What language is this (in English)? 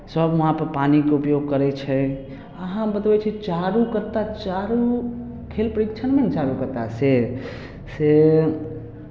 Maithili